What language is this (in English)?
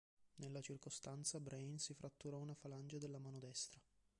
Italian